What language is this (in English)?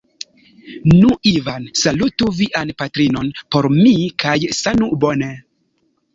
Esperanto